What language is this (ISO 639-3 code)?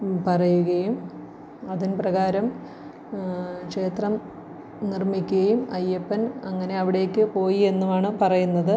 mal